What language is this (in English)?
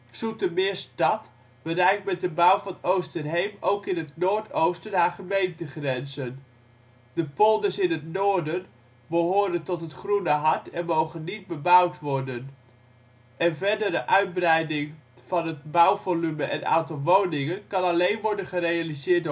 Dutch